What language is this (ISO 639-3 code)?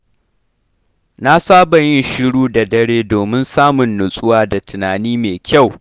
hau